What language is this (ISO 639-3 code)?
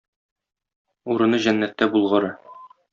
tat